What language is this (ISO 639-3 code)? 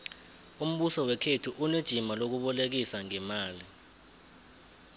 nbl